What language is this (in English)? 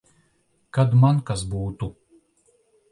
Latvian